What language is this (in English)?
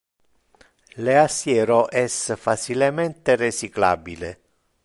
Interlingua